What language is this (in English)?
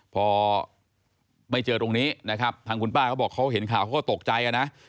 Thai